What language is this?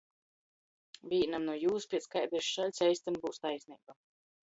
Latgalian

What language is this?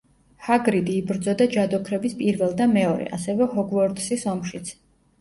Georgian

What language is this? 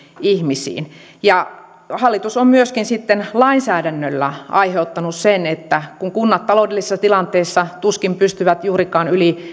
Finnish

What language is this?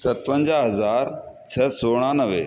Sindhi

